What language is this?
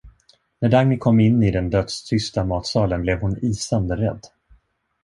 Swedish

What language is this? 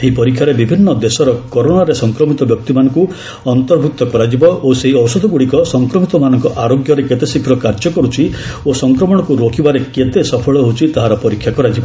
Odia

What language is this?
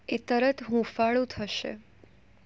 Gujarati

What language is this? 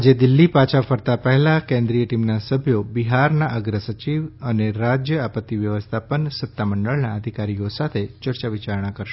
Gujarati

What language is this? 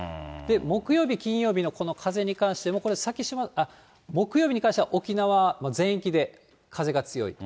Japanese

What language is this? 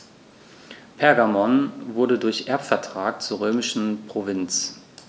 German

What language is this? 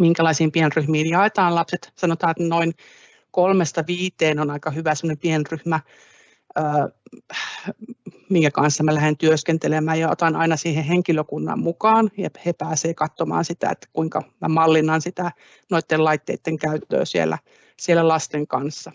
Finnish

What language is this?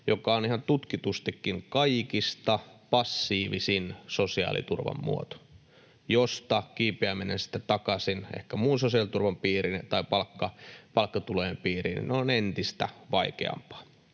Finnish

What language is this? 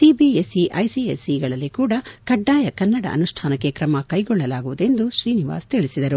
Kannada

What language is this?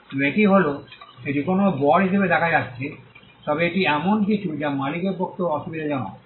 Bangla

